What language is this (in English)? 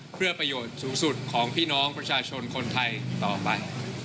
Thai